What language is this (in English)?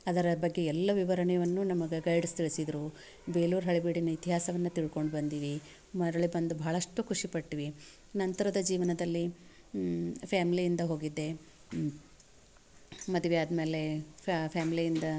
Kannada